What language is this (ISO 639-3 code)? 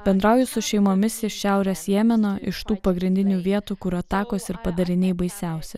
lit